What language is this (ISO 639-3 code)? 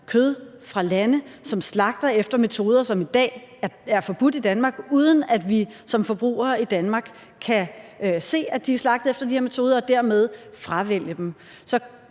dan